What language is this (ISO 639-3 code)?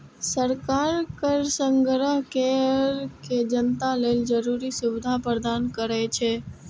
mai